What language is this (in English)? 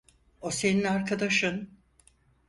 Turkish